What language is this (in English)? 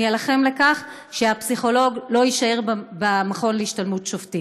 Hebrew